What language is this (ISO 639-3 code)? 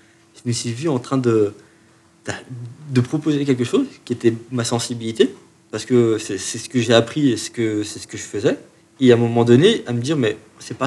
fra